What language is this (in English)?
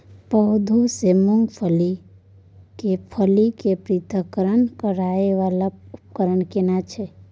Maithili